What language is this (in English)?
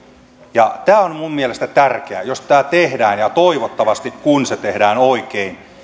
Finnish